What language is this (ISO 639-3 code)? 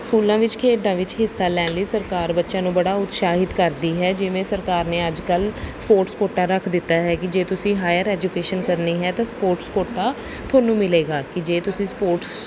pan